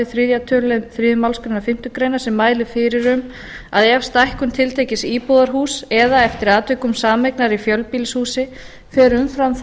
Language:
Icelandic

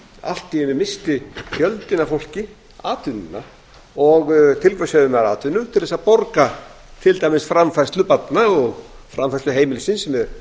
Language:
Icelandic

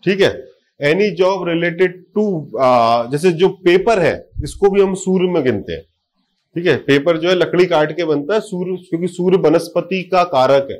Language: Hindi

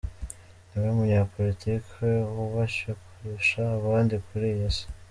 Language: Kinyarwanda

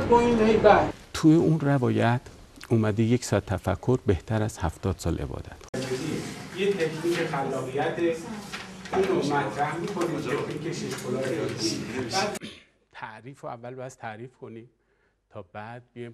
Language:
Persian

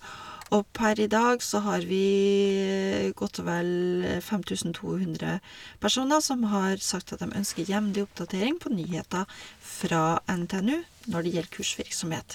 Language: Norwegian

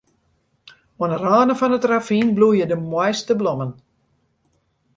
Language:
Western Frisian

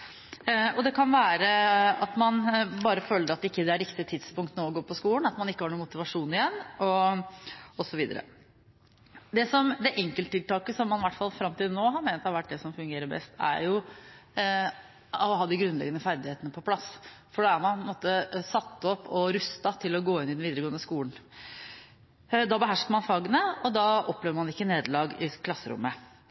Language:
Norwegian Bokmål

